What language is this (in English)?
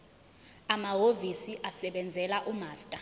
Zulu